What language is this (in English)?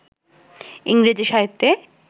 Bangla